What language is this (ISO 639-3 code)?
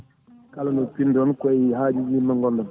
ful